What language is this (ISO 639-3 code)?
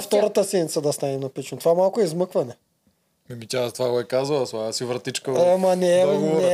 bul